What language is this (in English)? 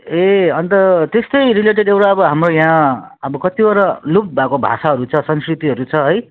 Nepali